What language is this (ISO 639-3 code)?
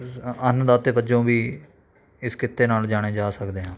pan